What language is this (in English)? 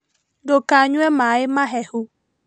Kikuyu